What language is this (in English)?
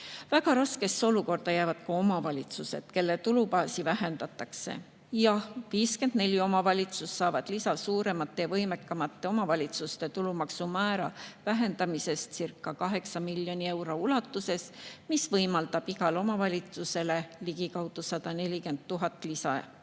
Estonian